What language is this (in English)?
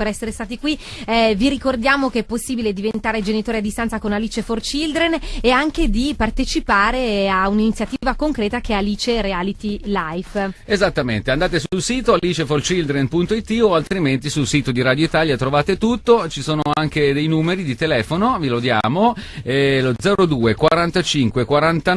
Italian